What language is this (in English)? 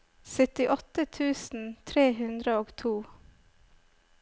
Norwegian